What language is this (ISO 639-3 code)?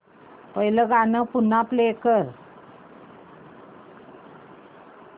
mar